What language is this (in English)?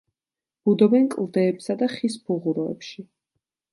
Georgian